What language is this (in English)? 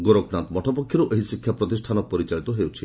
Odia